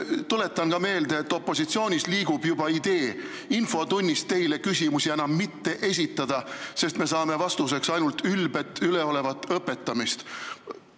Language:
Estonian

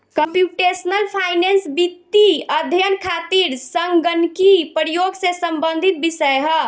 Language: Bhojpuri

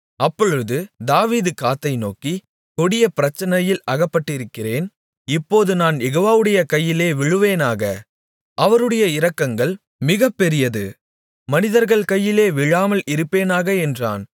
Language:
Tamil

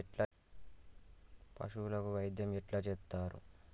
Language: Telugu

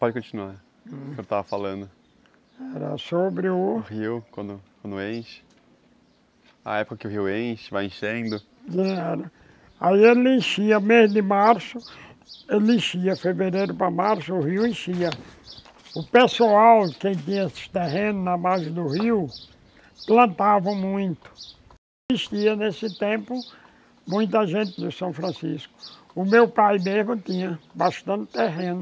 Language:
Portuguese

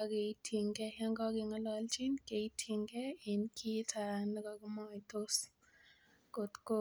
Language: Kalenjin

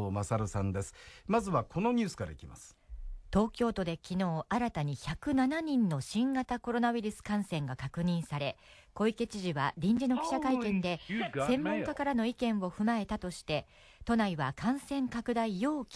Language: Japanese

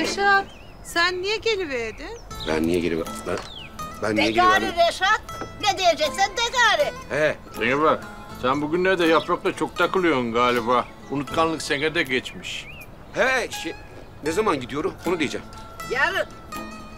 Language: Turkish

